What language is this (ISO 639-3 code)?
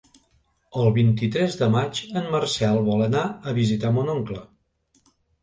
cat